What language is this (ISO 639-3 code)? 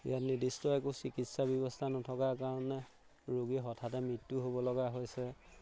asm